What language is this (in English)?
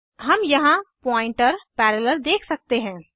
Hindi